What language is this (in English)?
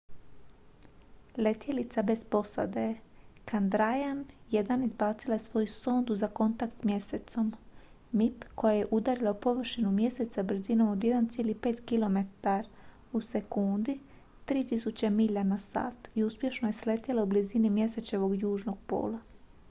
Croatian